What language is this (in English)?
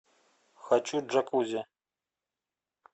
Russian